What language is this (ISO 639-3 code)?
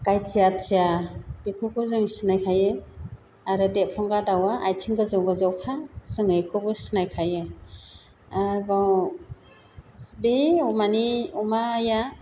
brx